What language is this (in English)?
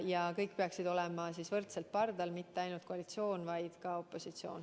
Estonian